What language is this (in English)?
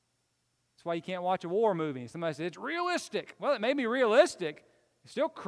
English